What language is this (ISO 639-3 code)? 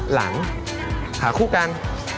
tha